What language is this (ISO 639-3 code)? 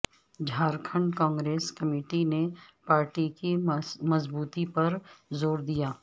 urd